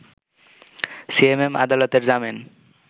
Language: Bangla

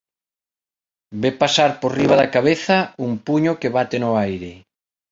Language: Galician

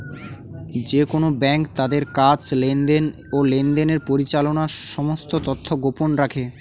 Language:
Bangla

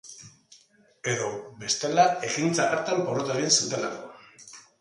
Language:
Basque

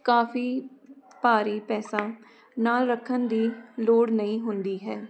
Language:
Punjabi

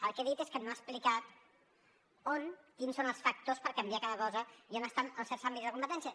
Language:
Catalan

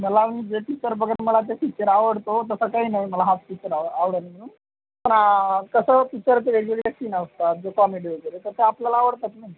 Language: Marathi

